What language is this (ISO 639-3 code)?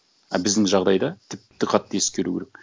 kaz